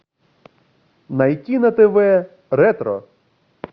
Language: Russian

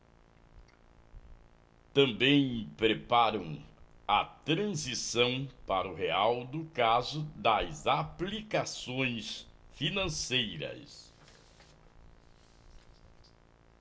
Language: Portuguese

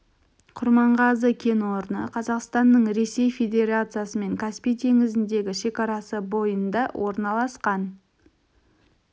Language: Kazakh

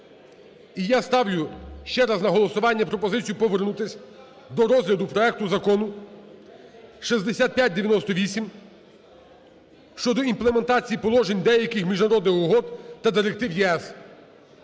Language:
Ukrainian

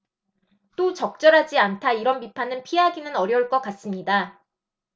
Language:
Korean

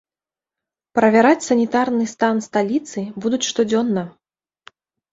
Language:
Belarusian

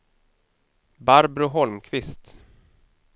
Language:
Swedish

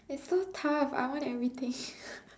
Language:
English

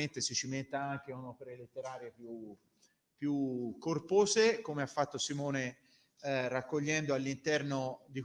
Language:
Italian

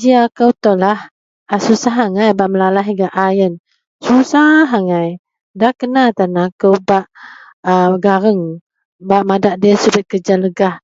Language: Central Melanau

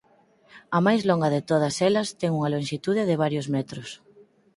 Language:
Galician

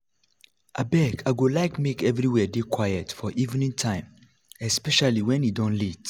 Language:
Nigerian Pidgin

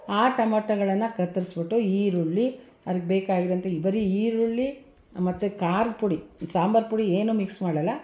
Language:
Kannada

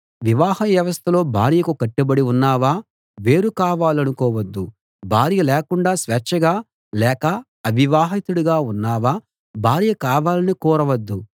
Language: Telugu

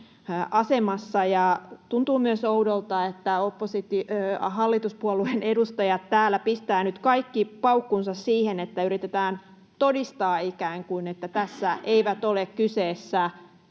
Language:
Finnish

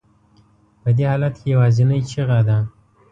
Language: Pashto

